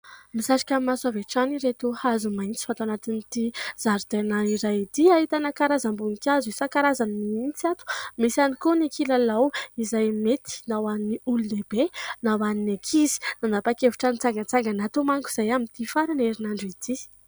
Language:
Malagasy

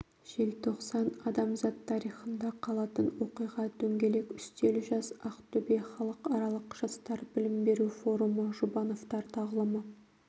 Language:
Kazakh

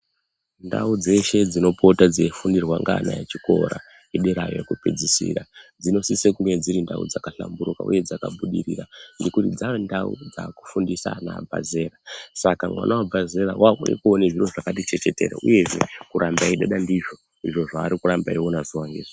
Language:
Ndau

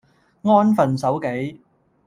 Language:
Cantonese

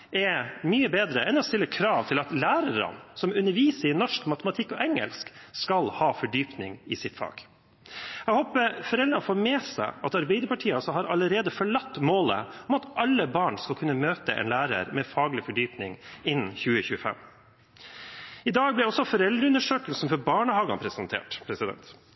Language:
Norwegian Bokmål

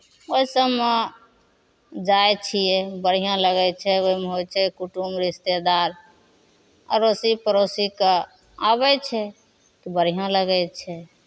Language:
Maithili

